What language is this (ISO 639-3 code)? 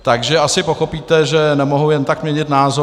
ces